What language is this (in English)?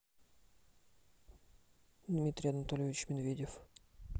Russian